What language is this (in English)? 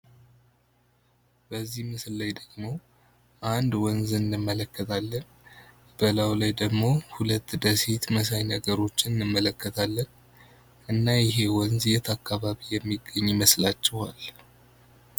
Amharic